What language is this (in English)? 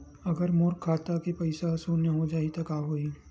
Chhattisgarhi